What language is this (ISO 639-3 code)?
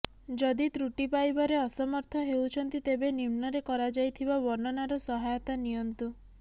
ori